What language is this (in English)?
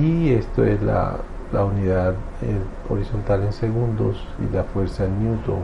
Spanish